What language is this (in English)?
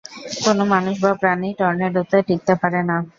Bangla